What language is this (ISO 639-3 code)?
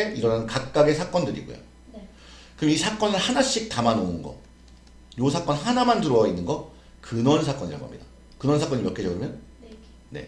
kor